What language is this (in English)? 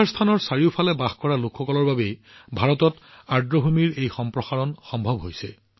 Assamese